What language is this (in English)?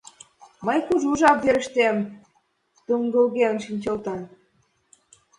Mari